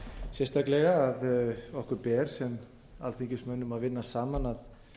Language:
Icelandic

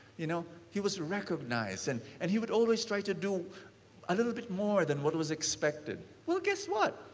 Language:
English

